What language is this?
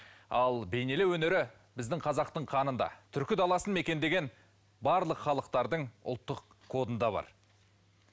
Kazakh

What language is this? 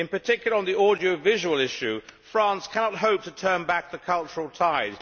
English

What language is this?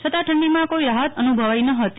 Gujarati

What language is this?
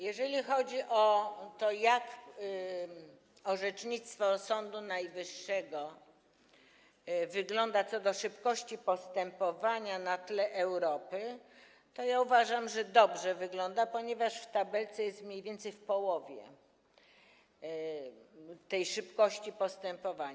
Polish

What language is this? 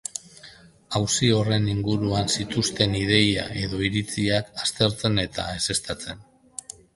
Basque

